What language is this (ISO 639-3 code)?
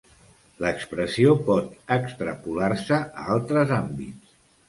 cat